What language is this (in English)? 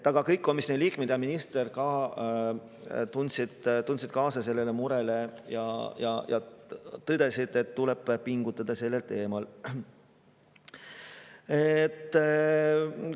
Estonian